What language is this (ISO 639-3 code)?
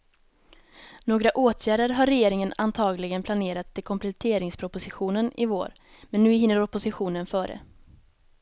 swe